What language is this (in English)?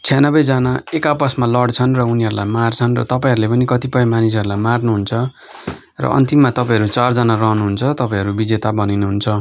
Nepali